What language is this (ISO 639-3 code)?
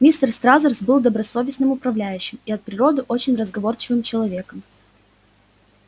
rus